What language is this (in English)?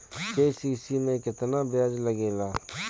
Bhojpuri